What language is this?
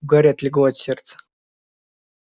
Russian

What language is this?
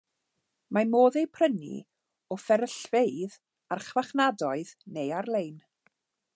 Welsh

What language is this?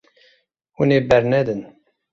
Kurdish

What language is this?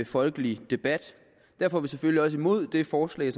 Danish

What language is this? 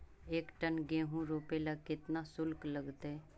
Magahi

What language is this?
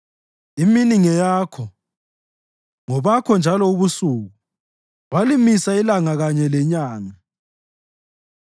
North Ndebele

